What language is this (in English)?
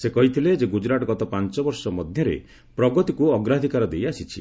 Odia